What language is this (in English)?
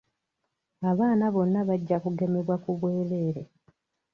Ganda